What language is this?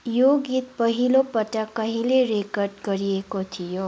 Nepali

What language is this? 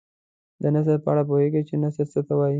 Pashto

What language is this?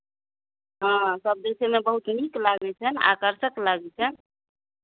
Maithili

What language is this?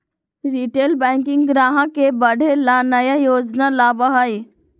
Magahi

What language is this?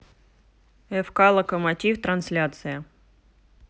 Russian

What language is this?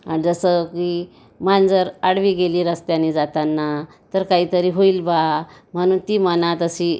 Marathi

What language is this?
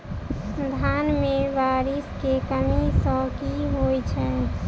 Maithili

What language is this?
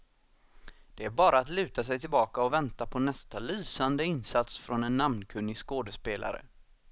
Swedish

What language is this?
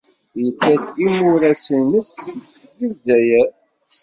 Kabyle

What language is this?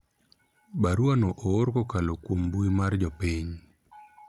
Luo (Kenya and Tanzania)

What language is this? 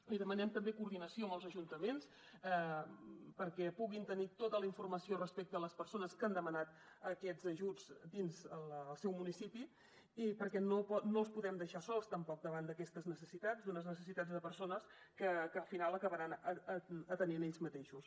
Catalan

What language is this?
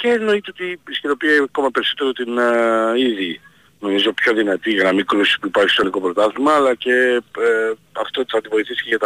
Greek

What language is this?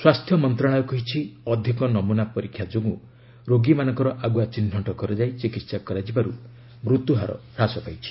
Odia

